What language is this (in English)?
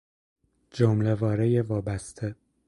Persian